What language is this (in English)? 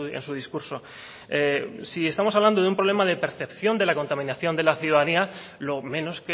Spanish